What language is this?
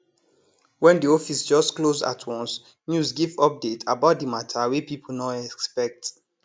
Nigerian Pidgin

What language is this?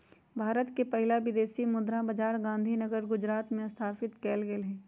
Magahi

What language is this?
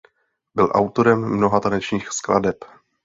Czech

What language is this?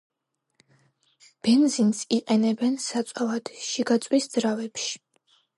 Georgian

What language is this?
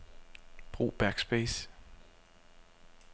Danish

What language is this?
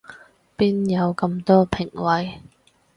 Cantonese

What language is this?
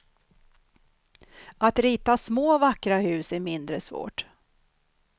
Swedish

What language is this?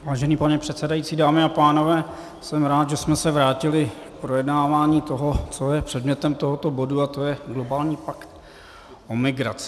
Czech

